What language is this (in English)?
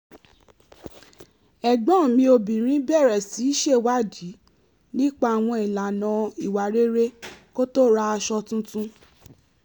Yoruba